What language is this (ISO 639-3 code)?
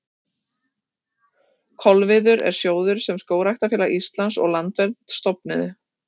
isl